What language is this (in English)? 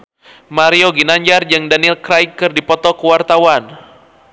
Sundanese